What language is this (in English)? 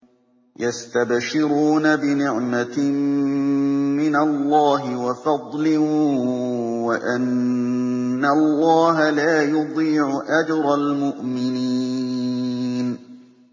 Arabic